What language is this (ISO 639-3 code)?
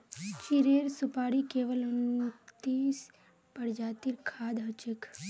mag